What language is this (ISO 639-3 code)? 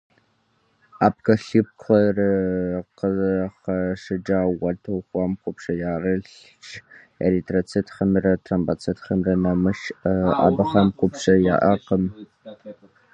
kbd